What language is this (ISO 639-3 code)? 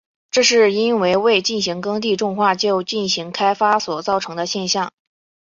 zho